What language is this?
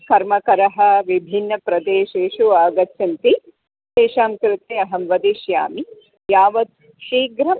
Sanskrit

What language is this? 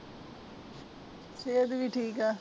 Punjabi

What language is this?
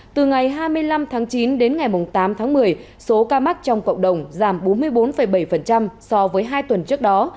Vietnamese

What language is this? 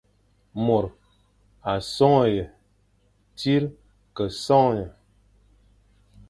Fang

